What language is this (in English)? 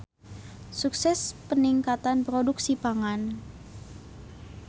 Sundanese